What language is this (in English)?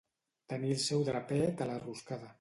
Catalan